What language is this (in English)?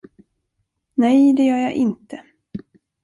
Swedish